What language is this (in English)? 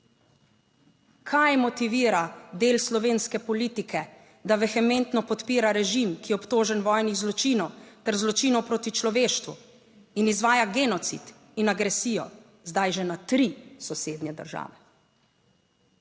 Slovenian